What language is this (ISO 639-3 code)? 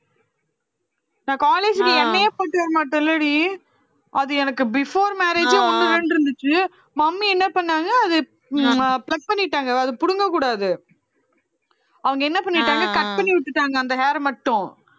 tam